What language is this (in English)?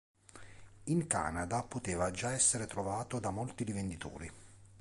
Italian